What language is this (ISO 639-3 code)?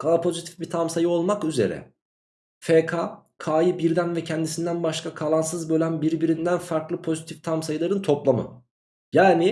tur